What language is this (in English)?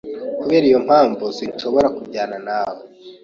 Kinyarwanda